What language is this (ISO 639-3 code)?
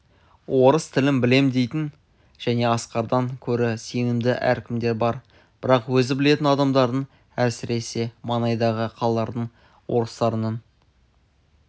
kaz